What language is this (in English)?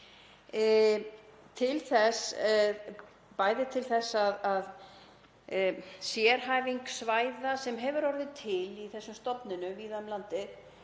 Icelandic